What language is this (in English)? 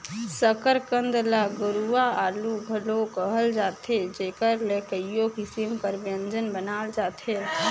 Chhattisgarhi